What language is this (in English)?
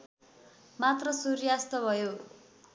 Nepali